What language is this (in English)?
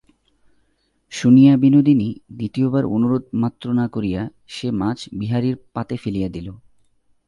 Bangla